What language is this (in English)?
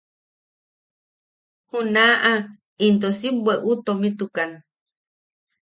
Yaqui